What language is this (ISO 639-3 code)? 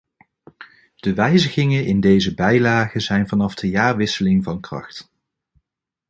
nld